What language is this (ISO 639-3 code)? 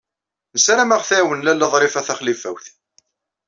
kab